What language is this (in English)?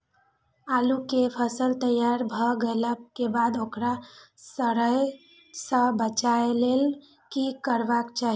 Maithili